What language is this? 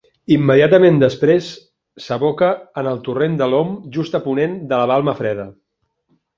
Catalan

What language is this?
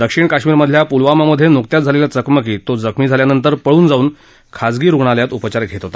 Marathi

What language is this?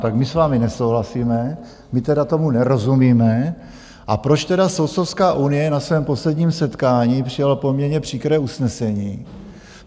Czech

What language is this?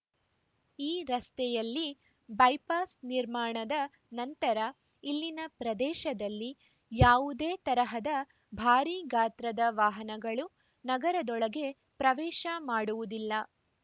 Kannada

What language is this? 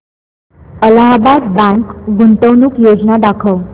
Marathi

